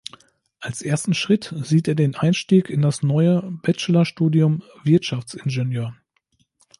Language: German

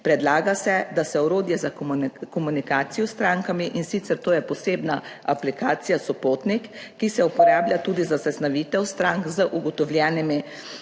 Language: Slovenian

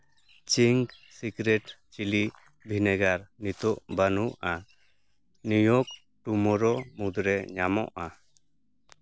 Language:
Santali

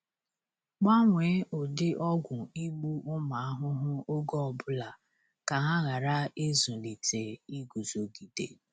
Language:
Igbo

